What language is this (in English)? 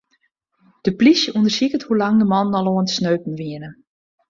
Western Frisian